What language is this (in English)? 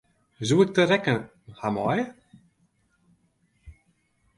Western Frisian